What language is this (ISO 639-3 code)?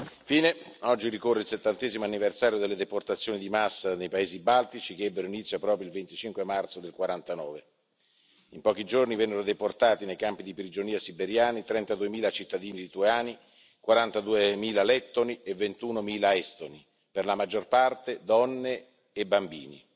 ita